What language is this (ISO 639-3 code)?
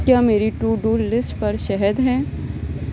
urd